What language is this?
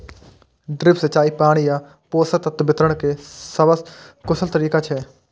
Maithili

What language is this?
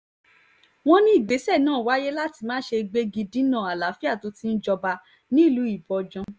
Yoruba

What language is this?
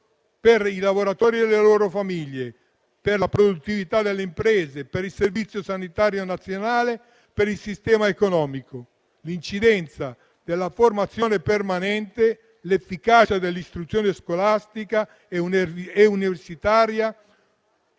Italian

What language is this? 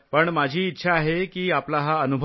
Marathi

